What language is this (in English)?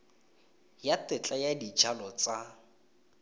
Tswana